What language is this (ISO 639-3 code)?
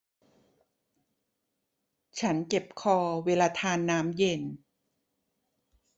tha